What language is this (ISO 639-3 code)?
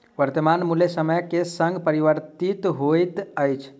mai